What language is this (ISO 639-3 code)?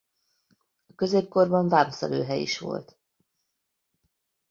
hun